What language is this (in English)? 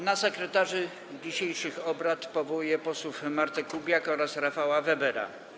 Polish